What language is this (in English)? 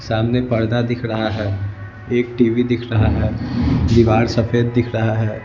Hindi